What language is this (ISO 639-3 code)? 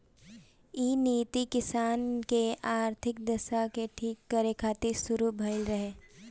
bho